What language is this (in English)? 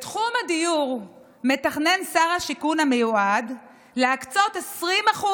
Hebrew